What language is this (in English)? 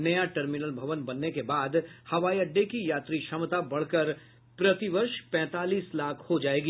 Hindi